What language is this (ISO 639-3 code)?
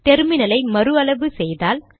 tam